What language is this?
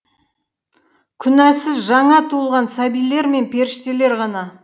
Kazakh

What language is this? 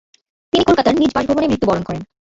Bangla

